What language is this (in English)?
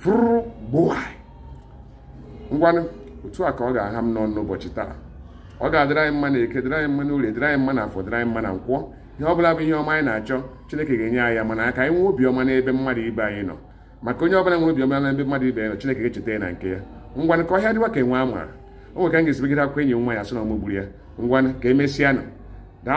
English